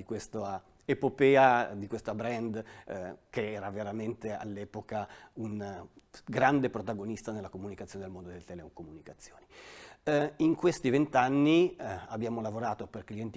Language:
Italian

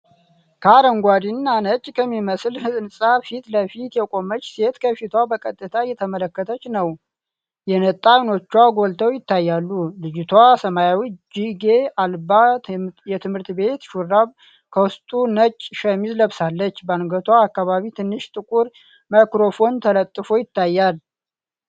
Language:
Amharic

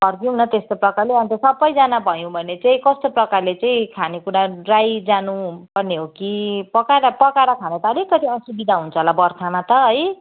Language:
Nepali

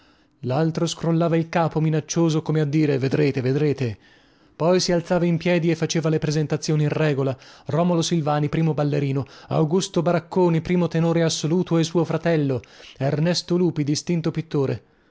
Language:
Italian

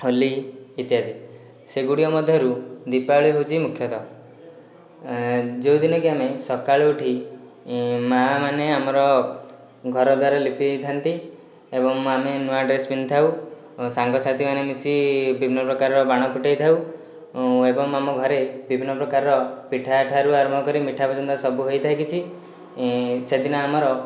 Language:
Odia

